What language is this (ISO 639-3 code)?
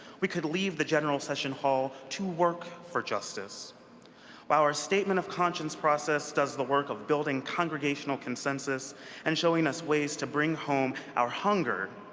eng